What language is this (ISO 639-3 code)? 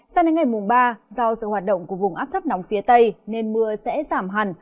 vie